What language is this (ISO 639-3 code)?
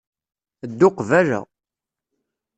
kab